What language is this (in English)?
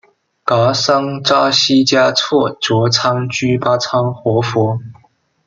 Chinese